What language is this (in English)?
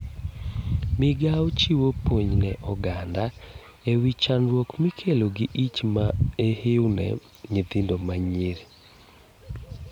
Luo (Kenya and Tanzania)